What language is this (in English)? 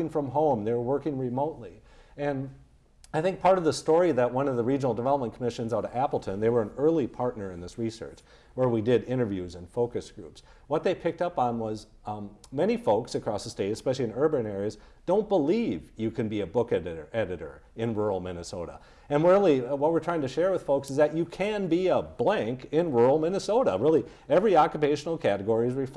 English